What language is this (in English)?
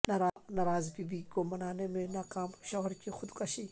Urdu